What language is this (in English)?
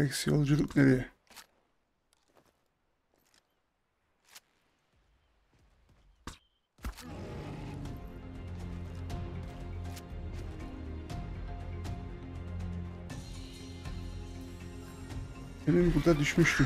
Turkish